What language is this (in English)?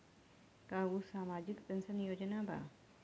Bhojpuri